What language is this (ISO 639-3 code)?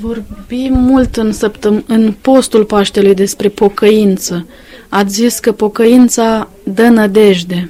ron